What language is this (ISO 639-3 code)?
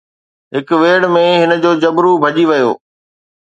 snd